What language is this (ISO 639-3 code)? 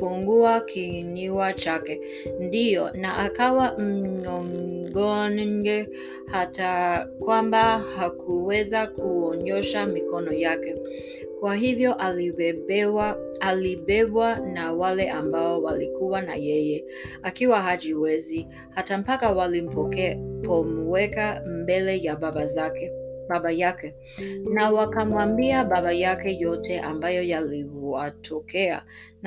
swa